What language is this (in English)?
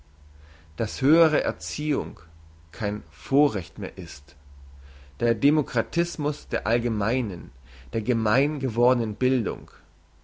German